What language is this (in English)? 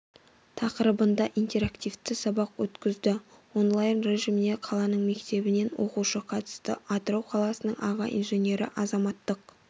Kazakh